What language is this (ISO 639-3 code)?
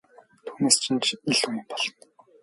mon